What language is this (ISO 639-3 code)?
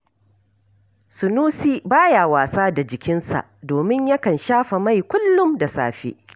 hau